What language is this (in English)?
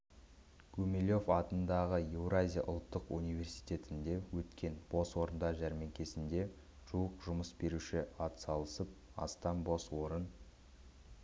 Kazakh